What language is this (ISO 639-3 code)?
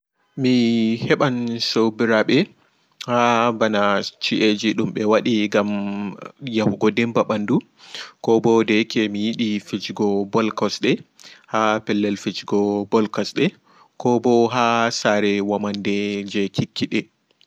ful